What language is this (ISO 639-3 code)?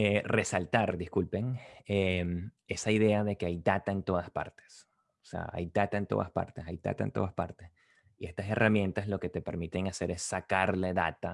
spa